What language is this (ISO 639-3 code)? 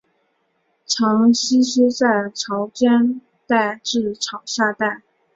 zho